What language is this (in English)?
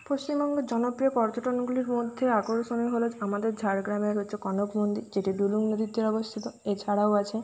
Bangla